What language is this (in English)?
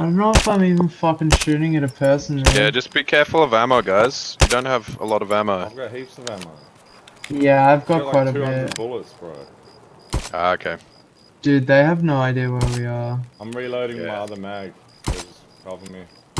English